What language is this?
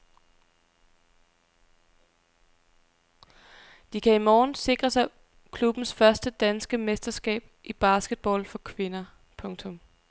Danish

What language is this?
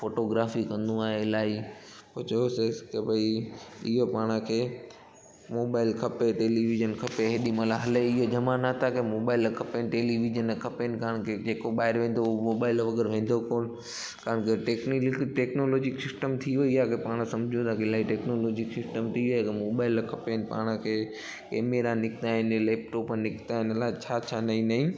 Sindhi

